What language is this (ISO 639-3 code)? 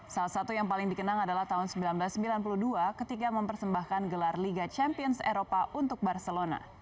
ind